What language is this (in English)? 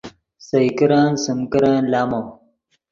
Yidgha